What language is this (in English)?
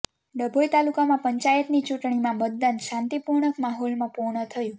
Gujarati